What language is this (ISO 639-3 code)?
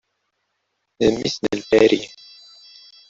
kab